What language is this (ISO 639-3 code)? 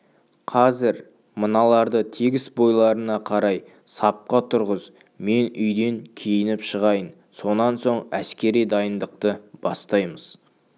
kaz